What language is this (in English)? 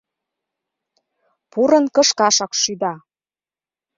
Mari